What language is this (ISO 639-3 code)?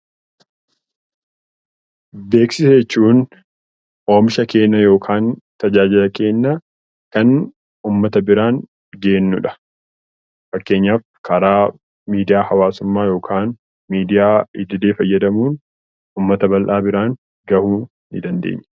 orm